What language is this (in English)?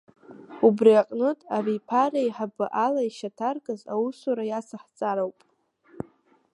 Abkhazian